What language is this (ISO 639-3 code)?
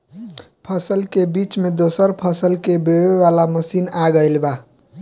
bho